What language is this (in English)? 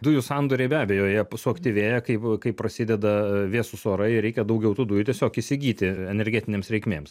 Lithuanian